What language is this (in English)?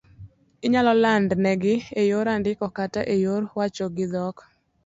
Luo (Kenya and Tanzania)